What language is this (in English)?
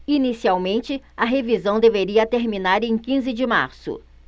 Portuguese